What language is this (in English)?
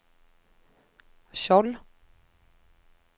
Norwegian